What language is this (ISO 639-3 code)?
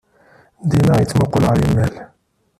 kab